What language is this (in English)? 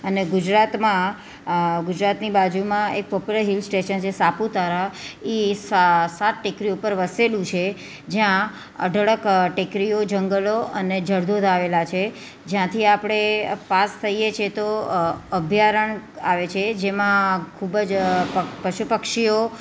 Gujarati